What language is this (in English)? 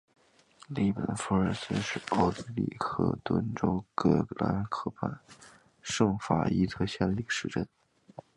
Chinese